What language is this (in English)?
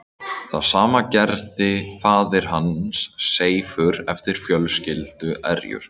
Icelandic